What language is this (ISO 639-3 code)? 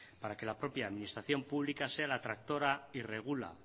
spa